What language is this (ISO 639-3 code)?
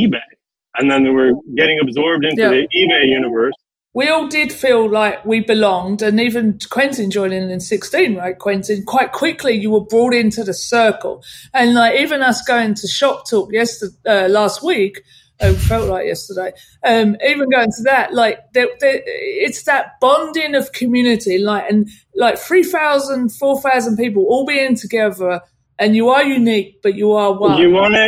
eng